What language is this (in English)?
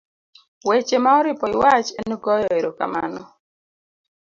Luo (Kenya and Tanzania)